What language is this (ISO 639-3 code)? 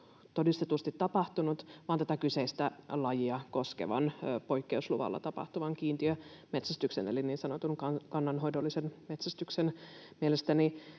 fin